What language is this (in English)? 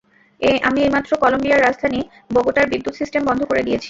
Bangla